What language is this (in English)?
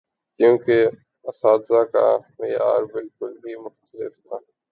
Urdu